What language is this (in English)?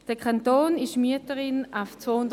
Swiss German